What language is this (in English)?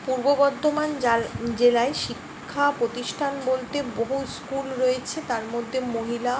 Bangla